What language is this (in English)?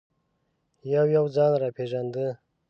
Pashto